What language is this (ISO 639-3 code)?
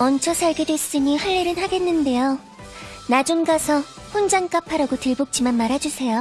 kor